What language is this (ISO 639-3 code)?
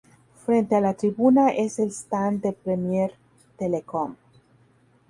spa